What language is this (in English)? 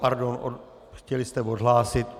Czech